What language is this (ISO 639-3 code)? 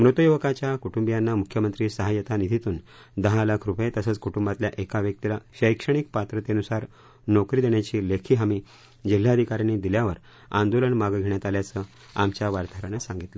mar